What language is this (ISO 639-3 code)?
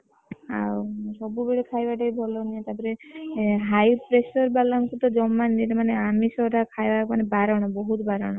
ori